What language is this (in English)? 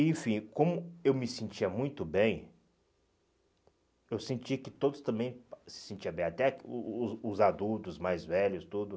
Portuguese